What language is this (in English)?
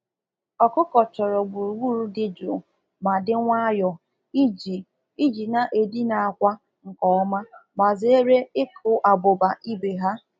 Igbo